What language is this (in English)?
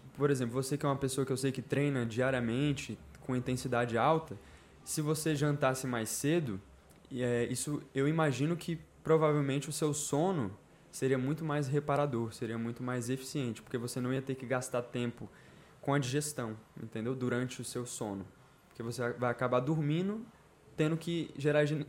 Portuguese